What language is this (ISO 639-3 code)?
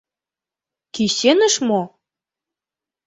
chm